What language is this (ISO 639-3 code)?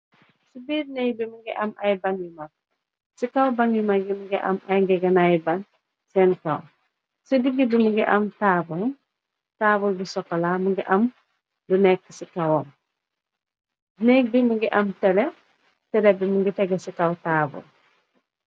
wol